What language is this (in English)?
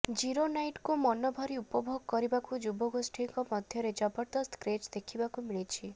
Odia